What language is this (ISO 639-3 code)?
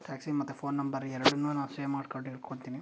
kan